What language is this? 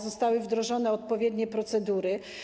Polish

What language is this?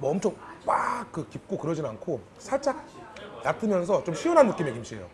Korean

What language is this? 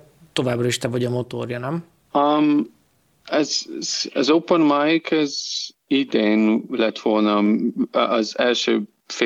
Hungarian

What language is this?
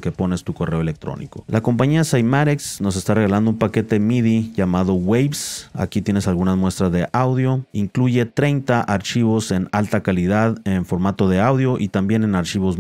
Spanish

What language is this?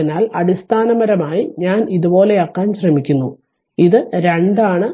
Malayalam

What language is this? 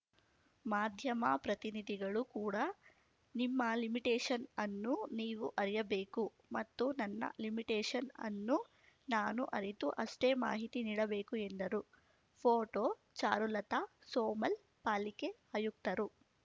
Kannada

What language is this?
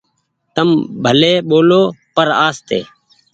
Goaria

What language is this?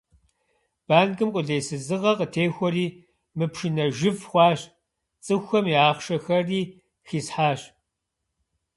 Kabardian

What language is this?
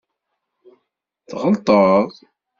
Kabyle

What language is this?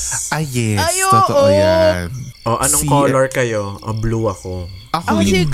Filipino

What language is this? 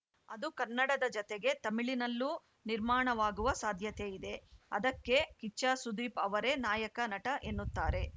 Kannada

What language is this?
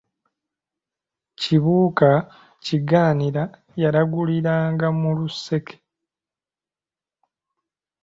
Ganda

